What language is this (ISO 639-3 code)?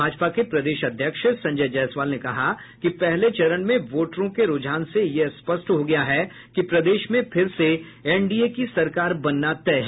hin